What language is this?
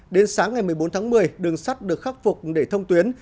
Vietnamese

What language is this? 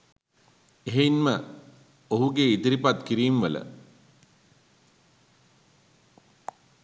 Sinhala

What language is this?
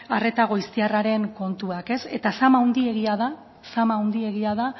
Basque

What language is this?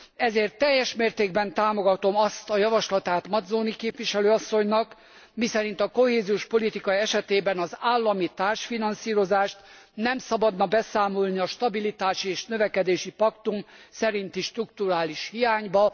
Hungarian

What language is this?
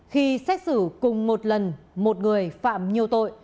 Vietnamese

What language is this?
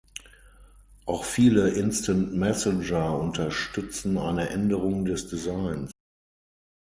German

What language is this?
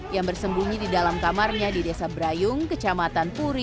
Indonesian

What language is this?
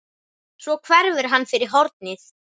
Icelandic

